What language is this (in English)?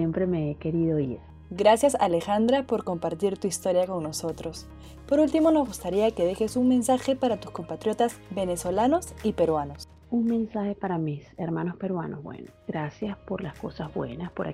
Spanish